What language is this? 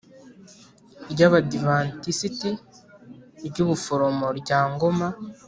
Kinyarwanda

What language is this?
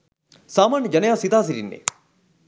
Sinhala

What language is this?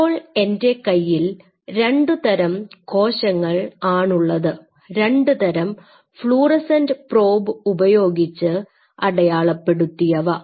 Malayalam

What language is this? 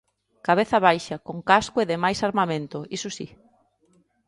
Galician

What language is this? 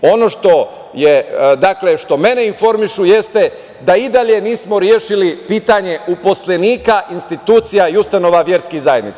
Serbian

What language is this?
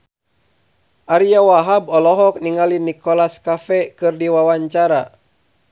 Sundanese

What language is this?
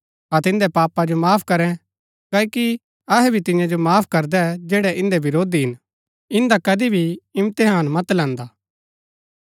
Gaddi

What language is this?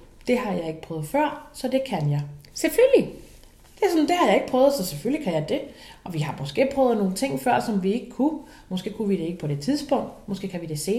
Danish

